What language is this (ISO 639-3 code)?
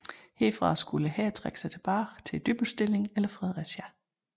dan